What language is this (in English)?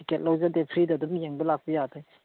Manipuri